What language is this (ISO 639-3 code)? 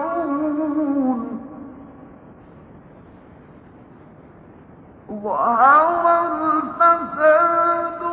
ara